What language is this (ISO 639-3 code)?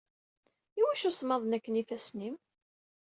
kab